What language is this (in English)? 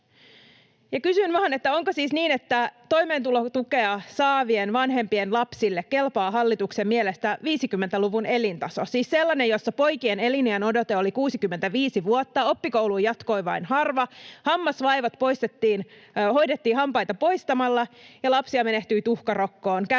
Finnish